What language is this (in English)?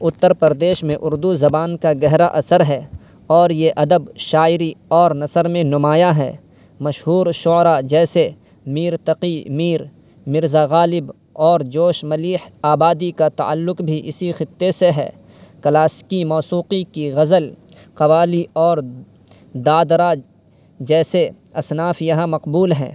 Urdu